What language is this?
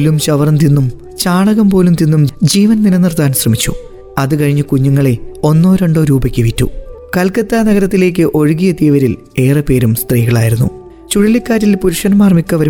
Malayalam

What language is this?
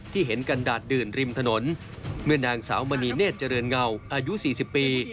Thai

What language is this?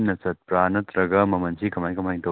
Manipuri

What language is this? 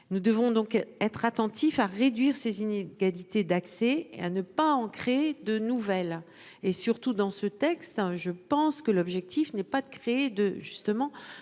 French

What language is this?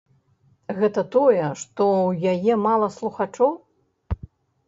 Belarusian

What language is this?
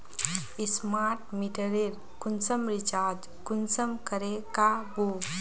Magahi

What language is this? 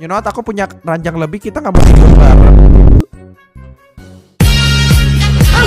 Indonesian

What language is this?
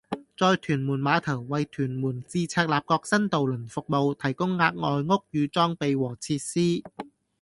Cantonese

